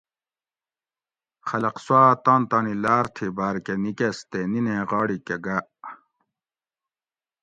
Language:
Gawri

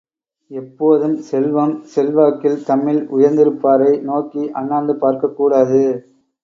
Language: Tamil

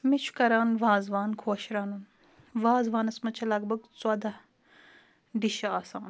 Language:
Kashmiri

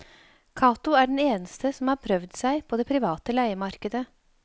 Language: Norwegian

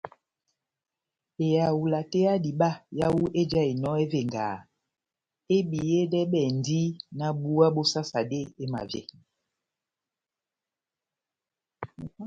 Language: Batanga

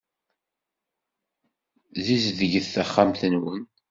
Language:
Kabyle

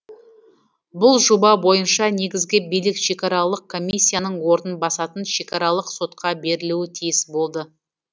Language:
Kazakh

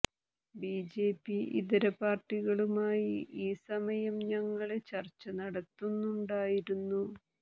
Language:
Malayalam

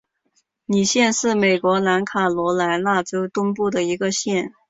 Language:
Chinese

